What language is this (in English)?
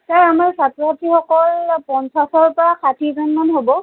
Assamese